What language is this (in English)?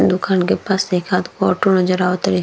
Bhojpuri